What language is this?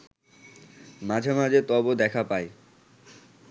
Bangla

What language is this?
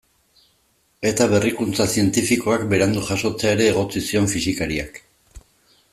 Basque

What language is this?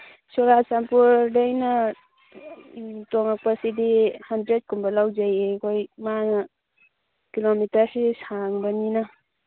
Manipuri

